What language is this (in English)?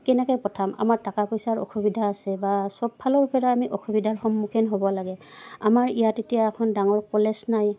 Assamese